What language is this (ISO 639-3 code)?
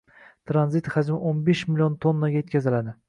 uzb